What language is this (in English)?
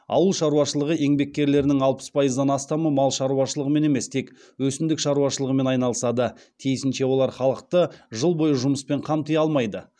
Kazakh